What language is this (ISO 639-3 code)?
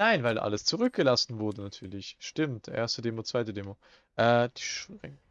deu